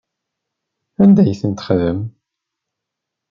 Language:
Kabyle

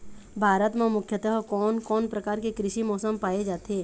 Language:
Chhattisgarhi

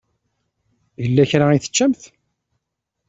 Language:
Kabyle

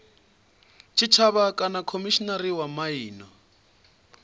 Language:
Venda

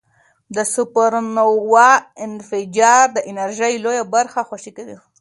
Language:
Pashto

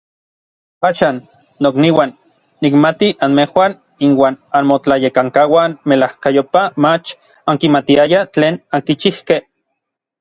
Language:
Orizaba Nahuatl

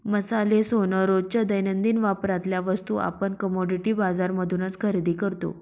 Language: Marathi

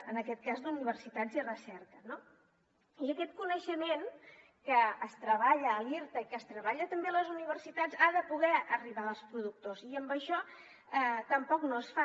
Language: Catalan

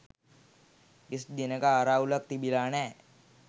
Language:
Sinhala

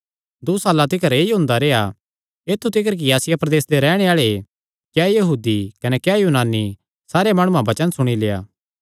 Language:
Kangri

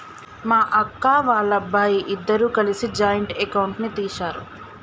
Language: Telugu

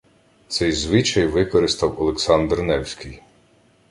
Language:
Ukrainian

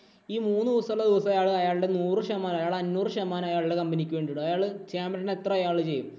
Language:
Malayalam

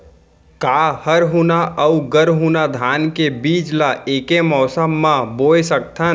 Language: Chhattisgarhi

